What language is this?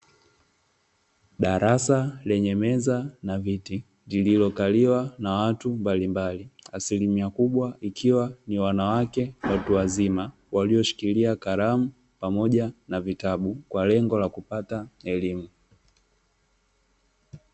Swahili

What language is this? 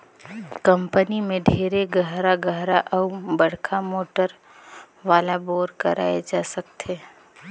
Chhattisgarhi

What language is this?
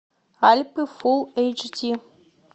Russian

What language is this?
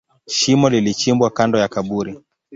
Swahili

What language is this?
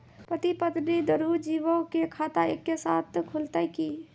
Maithili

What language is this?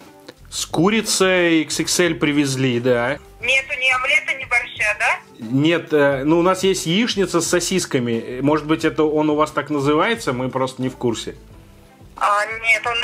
Russian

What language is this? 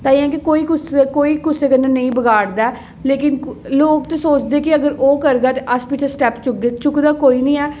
Dogri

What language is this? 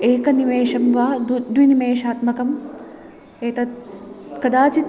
Sanskrit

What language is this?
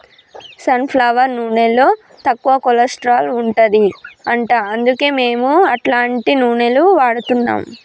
Telugu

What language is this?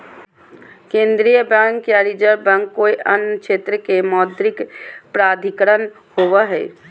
Magahi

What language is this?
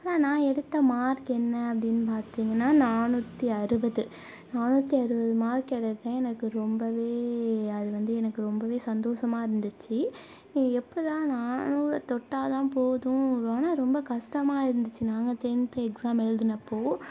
Tamil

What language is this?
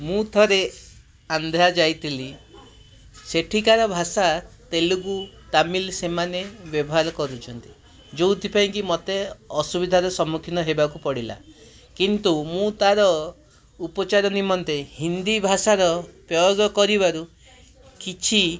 Odia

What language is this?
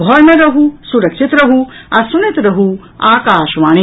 Maithili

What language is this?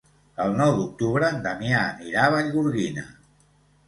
Catalan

